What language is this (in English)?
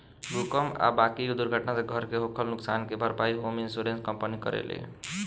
Bhojpuri